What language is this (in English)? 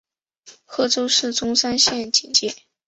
Chinese